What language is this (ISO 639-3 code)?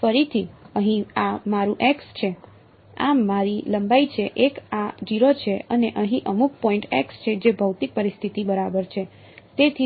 guj